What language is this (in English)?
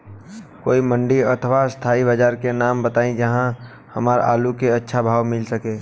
Bhojpuri